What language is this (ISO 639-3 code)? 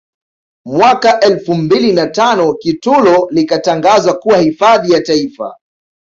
swa